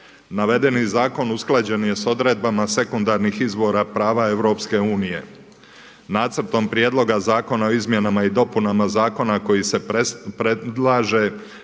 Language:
Croatian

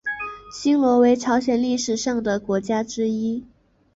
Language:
Chinese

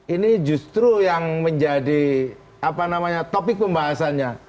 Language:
Indonesian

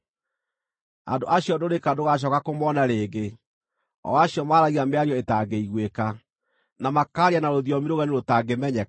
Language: Kikuyu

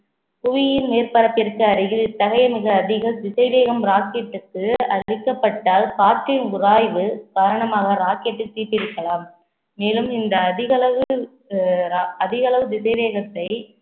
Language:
Tamil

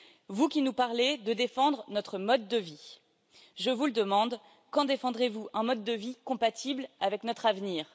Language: French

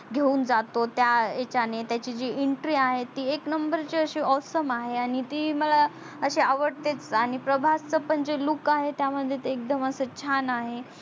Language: Marathi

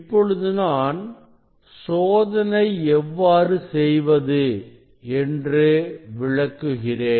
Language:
Tamil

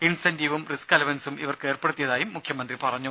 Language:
Malayalam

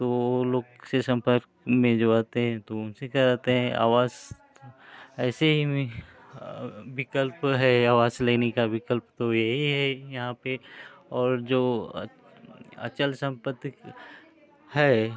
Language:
Hindi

